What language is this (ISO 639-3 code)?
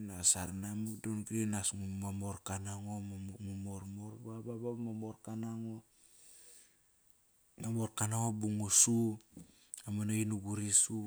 ckr